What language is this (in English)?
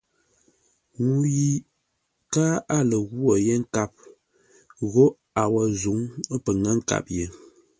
Ngombale